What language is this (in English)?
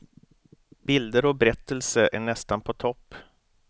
Swedish